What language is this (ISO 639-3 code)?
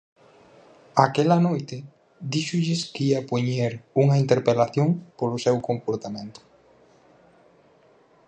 glg